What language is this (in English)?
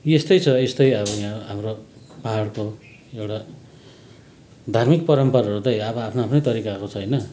Nepali